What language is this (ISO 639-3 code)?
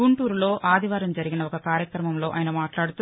tel